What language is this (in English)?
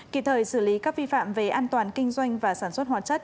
Vietnamese